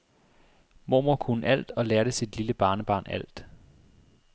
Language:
Danish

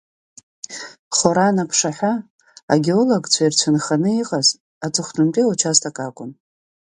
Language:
Abkhazian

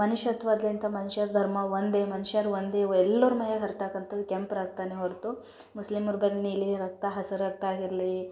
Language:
Kannada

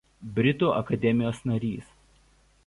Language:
Lithuanian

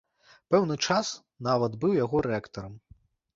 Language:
Belarusian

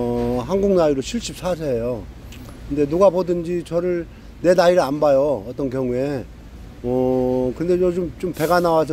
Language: Korean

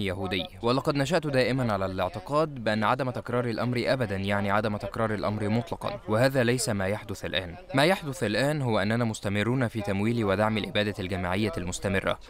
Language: Arabic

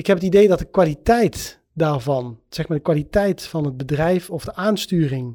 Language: Dutch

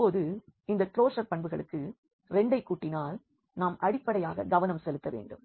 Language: Tamil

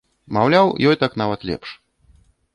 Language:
Belarusian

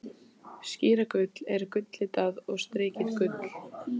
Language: Icelandic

